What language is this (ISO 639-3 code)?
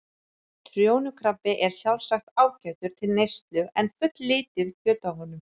isl